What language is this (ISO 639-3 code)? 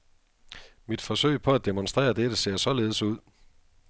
dan